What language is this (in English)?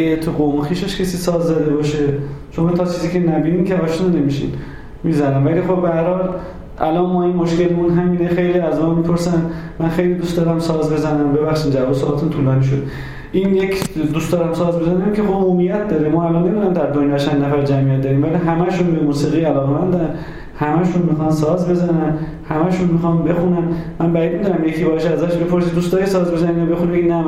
Persian